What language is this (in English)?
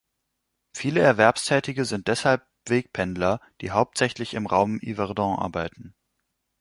German